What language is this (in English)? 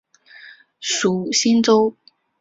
Chinese